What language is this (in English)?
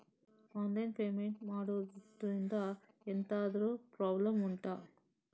Kannada